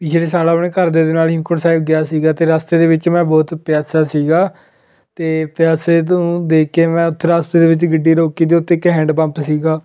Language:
Punjabi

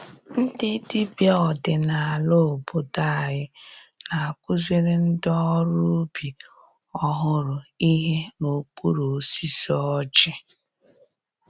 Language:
Igbo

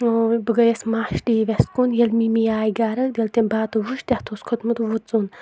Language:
Kashmiri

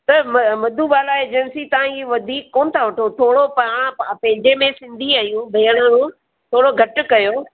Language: Sindhi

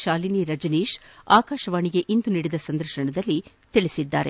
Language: Kannada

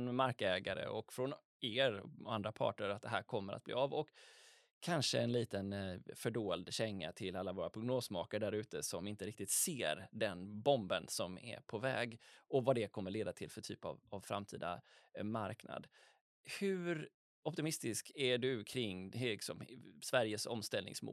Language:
Swedish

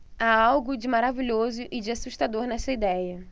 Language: Portuguese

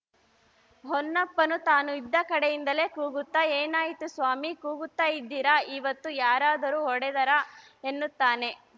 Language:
Kannada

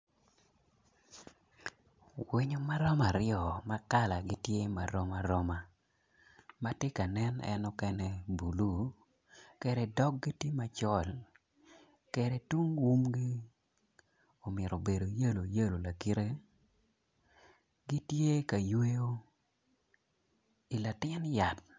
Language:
Acoli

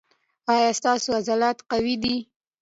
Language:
Pashto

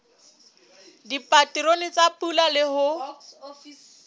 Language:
Southern Sotho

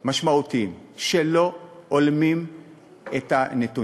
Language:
Hebrew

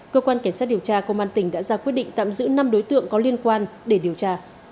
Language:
Vietnamese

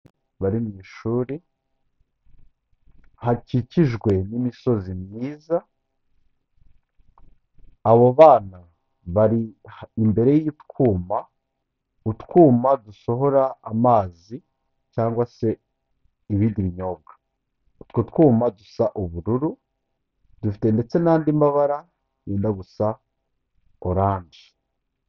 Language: Kinyarwanda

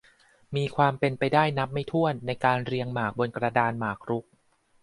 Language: Thai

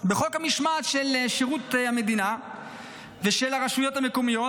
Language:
Hebrew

